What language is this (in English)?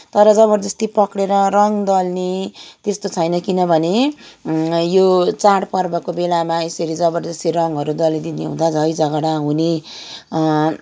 Nepali